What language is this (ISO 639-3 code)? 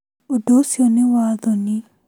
kik